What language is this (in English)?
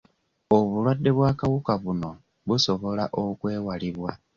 Ganda